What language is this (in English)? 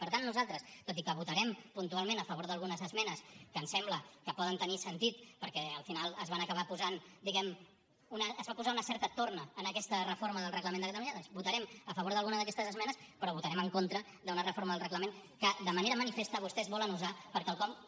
Catalan